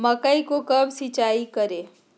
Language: Magahi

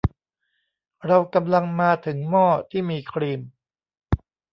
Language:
Thai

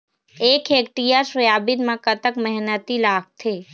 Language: Chhattisgarhi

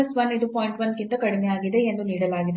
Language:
Kannada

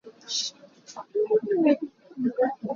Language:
Hakha Chin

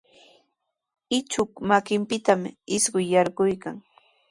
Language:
Sihuas Ancash Quechua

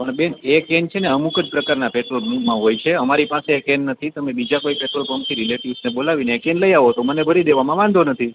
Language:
Gujarati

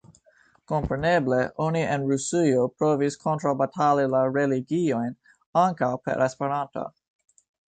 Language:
Esperanto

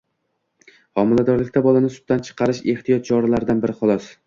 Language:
Uzbek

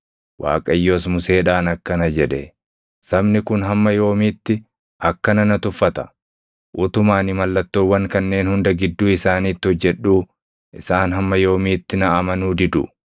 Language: Oromo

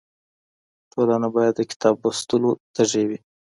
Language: Pashto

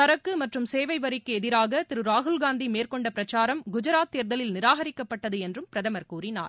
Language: Tamil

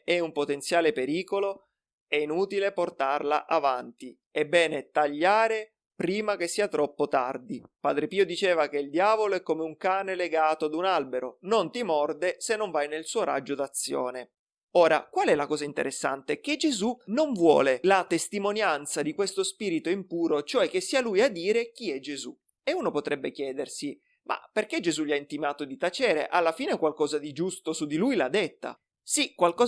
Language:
Italian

